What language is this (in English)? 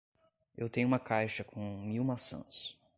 Portuguese